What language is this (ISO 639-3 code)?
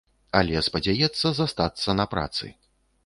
bel